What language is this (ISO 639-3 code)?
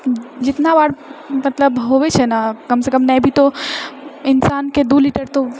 mai